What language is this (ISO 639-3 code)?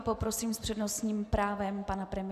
ces